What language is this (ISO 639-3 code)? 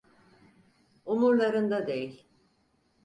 tur